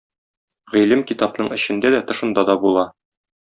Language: Tatar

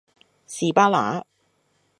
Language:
Cantonese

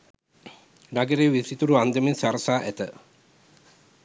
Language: Sinhala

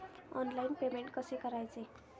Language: Marathi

